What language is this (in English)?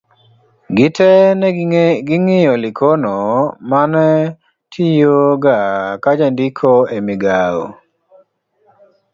Luo (Kenya and Tanzania)